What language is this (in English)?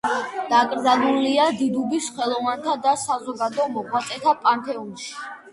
Georgian